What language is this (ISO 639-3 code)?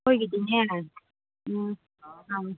mni